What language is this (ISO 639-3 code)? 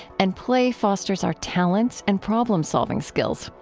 eng